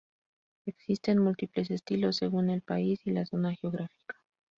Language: Spanish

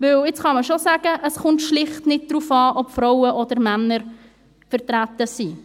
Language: Swiss German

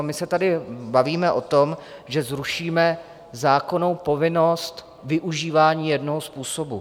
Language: Czech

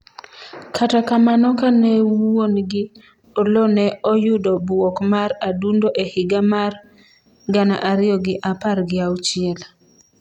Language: Luo (Kenya and Tanzania)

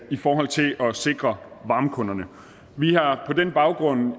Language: Danish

